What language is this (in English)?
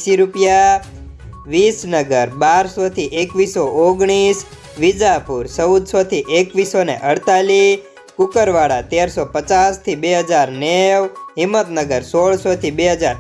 Hindi